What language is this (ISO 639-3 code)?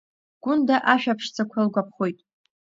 abk